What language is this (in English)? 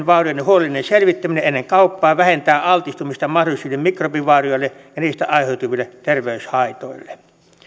Finnish